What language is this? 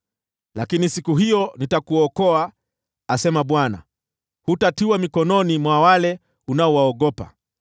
Swahili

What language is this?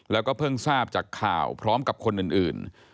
Thai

